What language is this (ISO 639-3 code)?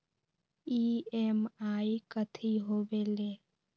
mag